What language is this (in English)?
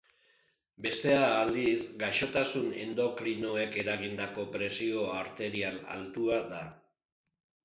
Basque